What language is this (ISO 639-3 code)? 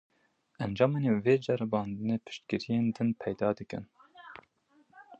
kur